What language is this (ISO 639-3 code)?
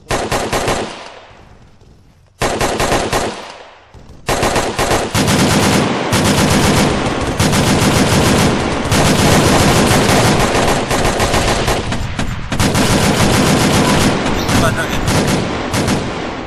pol